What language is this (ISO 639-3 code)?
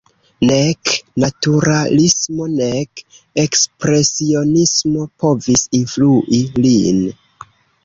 epo